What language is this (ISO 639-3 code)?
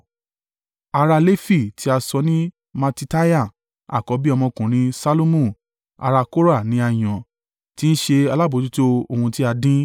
yor